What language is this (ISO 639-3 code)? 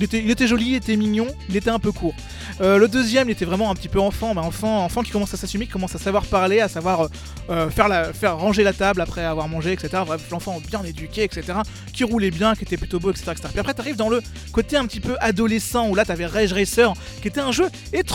fra